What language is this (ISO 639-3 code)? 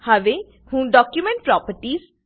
guj